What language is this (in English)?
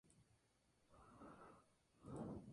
Spanish